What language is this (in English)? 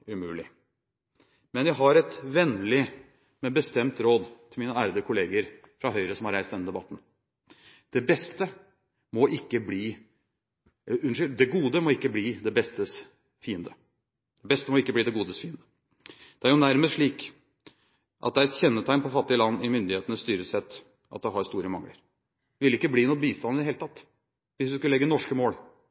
Norwegian Bokmål